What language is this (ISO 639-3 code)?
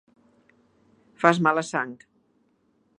cat